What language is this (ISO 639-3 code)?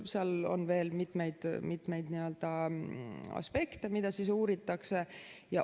est